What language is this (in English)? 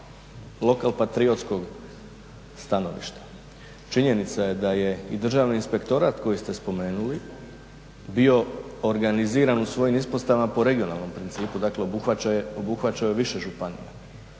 Croatian